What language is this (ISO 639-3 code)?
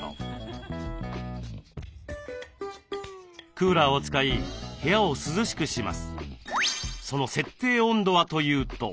jpn